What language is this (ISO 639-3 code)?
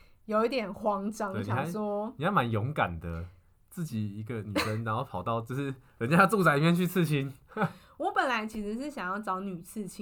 zho